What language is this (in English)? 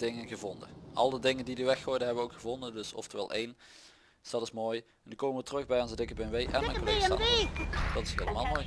Dutch